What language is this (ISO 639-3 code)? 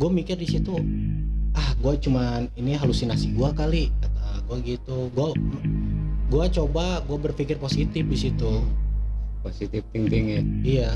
ind